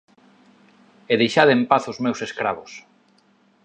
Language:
Galician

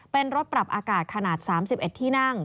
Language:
Thai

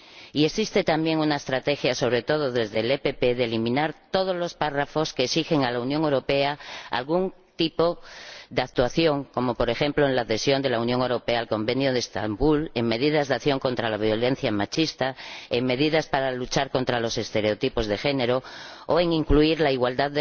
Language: Spanish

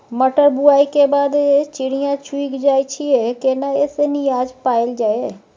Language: Maithili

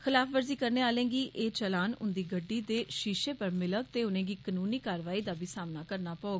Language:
Dogri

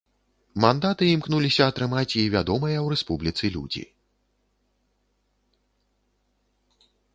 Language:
Belarusian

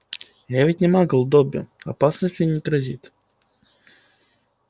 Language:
Russian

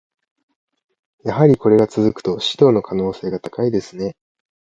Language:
Japanese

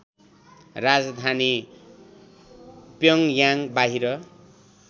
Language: Nepali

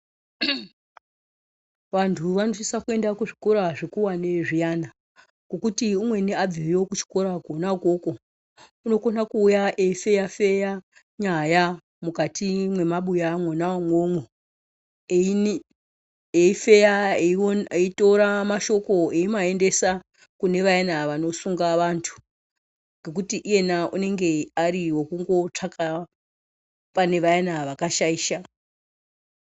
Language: Ndau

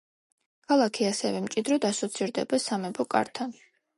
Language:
Georgian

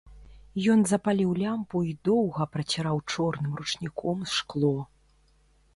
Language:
Belarusian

